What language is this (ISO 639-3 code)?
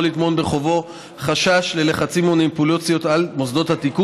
heb